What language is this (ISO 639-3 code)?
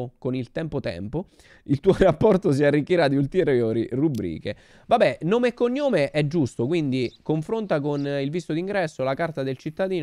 ita